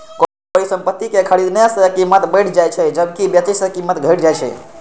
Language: Maithili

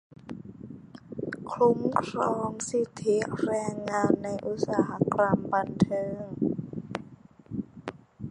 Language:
Thai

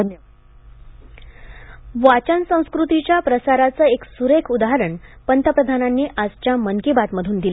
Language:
Marathi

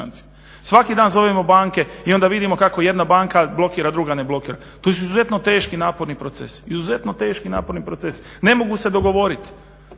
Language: Croatian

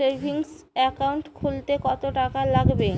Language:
Bangla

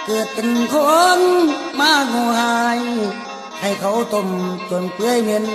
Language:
Thai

